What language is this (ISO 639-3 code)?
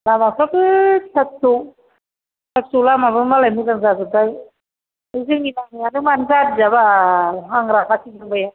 brx